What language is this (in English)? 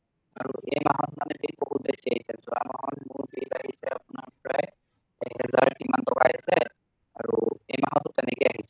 Assamese